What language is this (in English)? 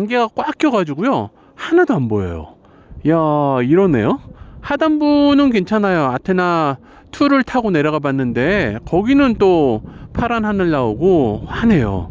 Korean